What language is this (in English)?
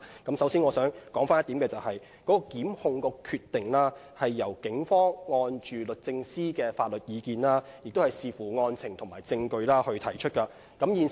Cantonese